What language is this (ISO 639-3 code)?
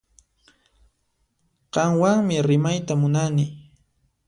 qxp